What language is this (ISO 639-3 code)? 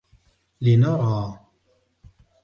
ara